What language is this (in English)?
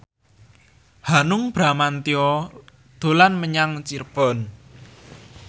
Javanese